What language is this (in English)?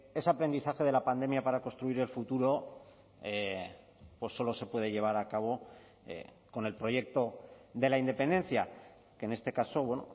Spanish